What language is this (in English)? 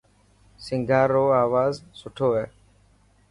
Dhatki